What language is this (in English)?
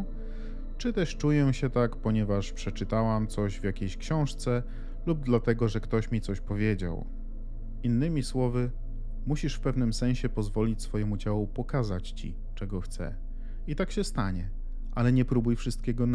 Polish